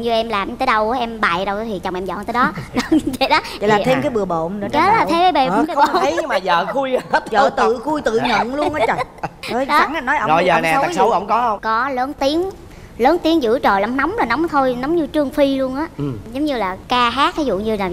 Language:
Vietnamese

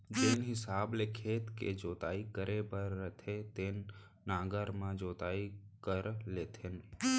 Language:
Chhattisgarhi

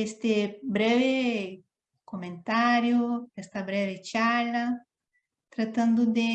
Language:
Spanish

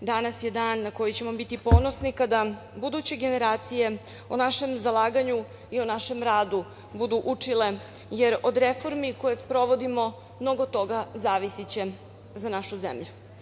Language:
Serbian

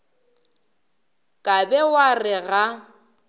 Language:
Northern Sotho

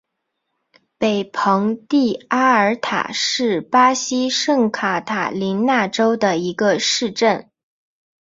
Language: Chinese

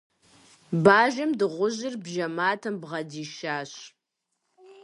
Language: Kabardian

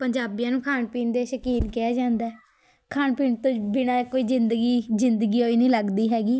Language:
Punjabi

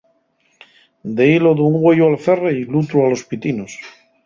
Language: Asturian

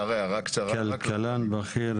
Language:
Hebrew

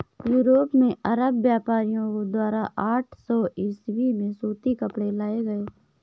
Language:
Hindi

